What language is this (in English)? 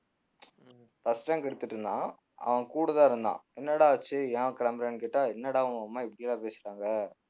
Tamil